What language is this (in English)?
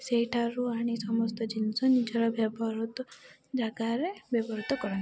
Odia